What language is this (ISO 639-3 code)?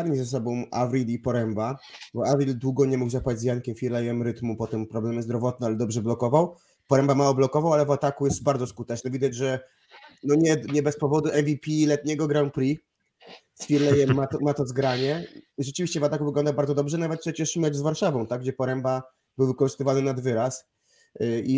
pol